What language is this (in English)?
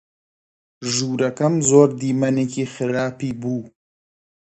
Central Kurdish